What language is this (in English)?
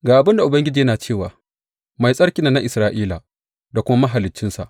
Hausa